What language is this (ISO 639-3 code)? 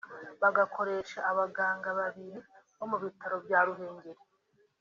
kin